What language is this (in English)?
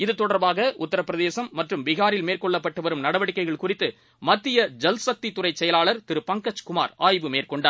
Tamil